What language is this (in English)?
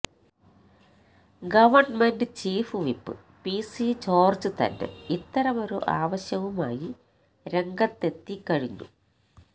Malayalam